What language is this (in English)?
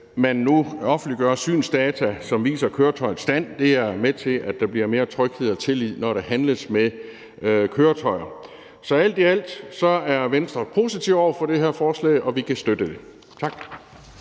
Danish